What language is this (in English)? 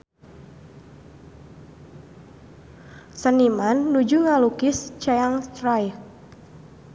Sundanese